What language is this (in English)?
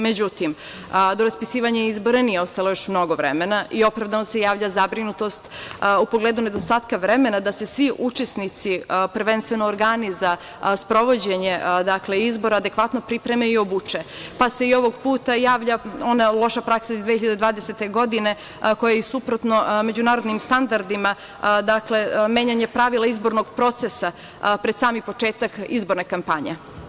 Serbian